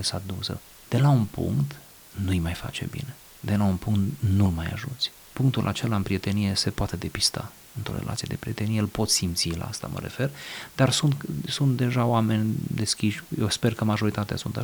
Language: Romanian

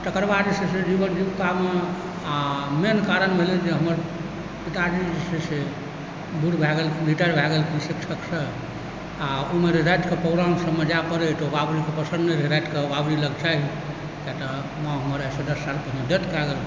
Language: Maithili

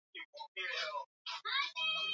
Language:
Swahili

